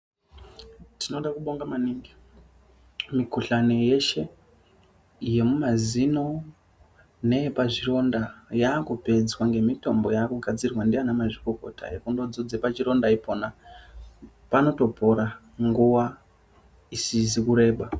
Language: Ndau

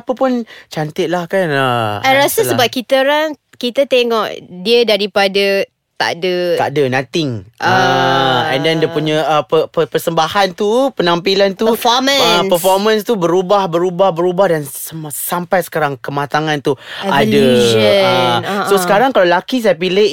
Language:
Malay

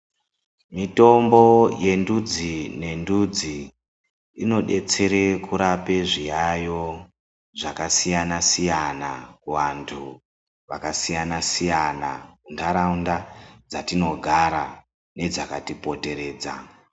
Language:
Ndau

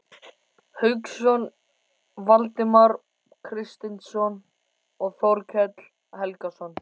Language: Icelandic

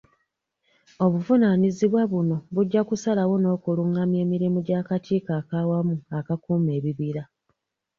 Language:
Ganda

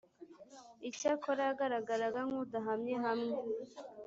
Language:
Kinyarwanda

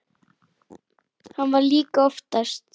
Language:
Icelandic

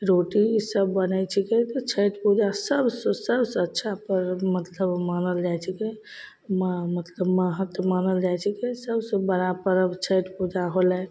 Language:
Maithili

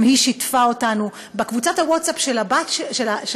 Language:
Hebrew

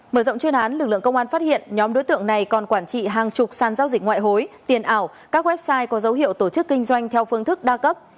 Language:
Vietnamese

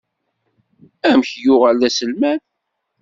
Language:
Kabyle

